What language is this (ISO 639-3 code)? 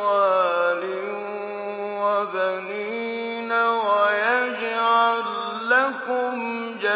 ara